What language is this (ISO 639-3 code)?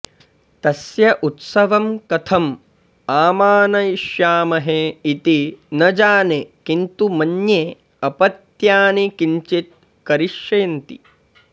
san